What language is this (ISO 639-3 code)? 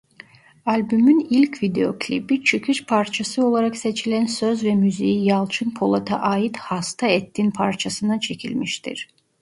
tur